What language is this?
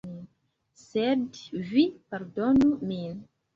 Esperanto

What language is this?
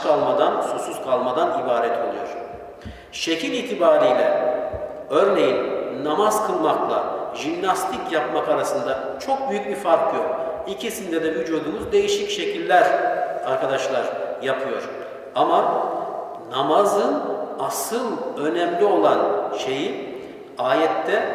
Turkish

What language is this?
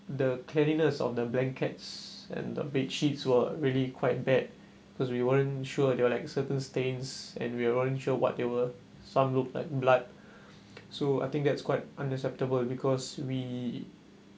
English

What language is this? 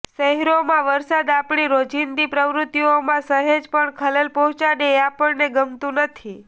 Gujarati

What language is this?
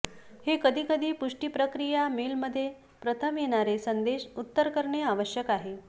Marathi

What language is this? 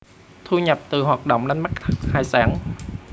Vietnamese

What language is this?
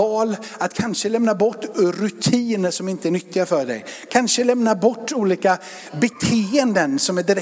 Swedish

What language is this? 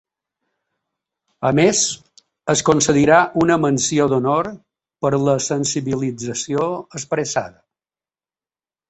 Catalan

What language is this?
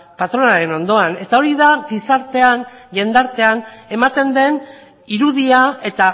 Basque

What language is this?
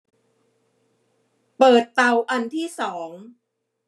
Thai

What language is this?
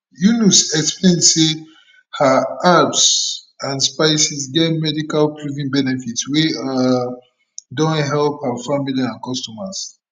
Nigerian Pidgin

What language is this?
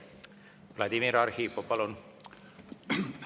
Estonian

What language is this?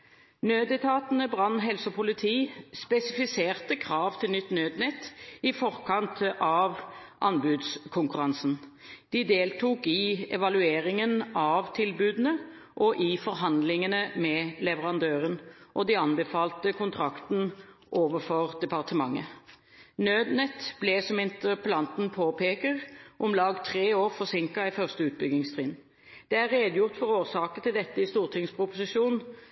Norwegian Bokmål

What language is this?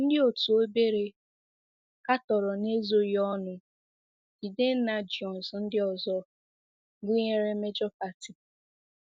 Igbo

